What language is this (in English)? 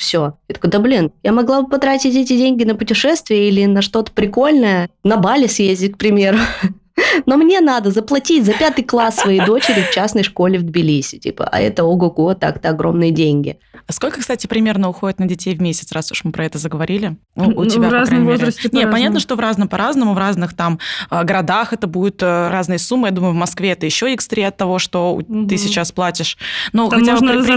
Russian